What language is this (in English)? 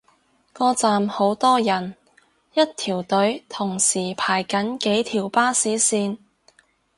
Cantonese